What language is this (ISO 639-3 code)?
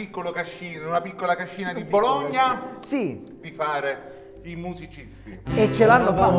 ita